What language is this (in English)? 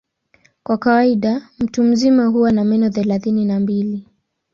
Swahili